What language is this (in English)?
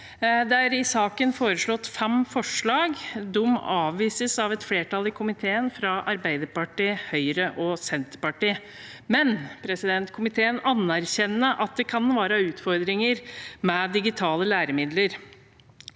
Norwegian